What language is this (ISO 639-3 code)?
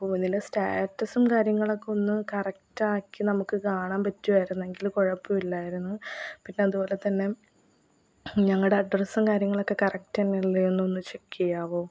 mal